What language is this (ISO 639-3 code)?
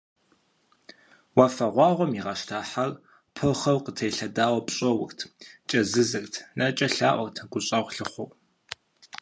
kbd